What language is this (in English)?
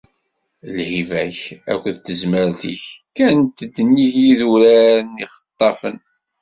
Kabyle